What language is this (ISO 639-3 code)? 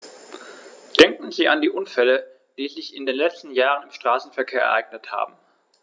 deu